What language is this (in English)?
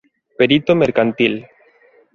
Galician